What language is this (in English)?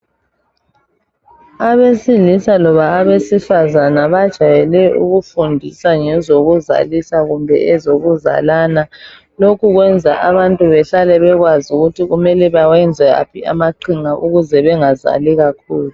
North Ndebele